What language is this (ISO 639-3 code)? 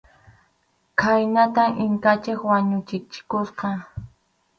qxu